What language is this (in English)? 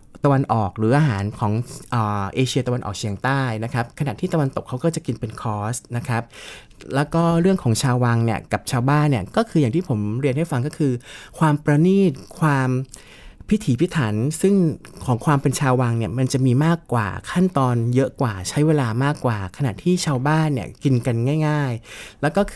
Thai